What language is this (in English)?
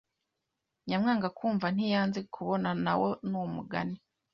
Kinyarwanda